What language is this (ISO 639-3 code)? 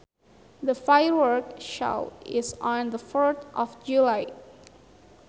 sun